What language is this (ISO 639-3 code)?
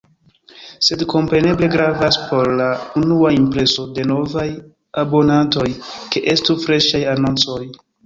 epo